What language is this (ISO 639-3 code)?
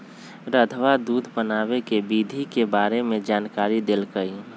mag